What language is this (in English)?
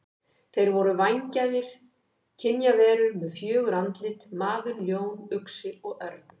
Icelandic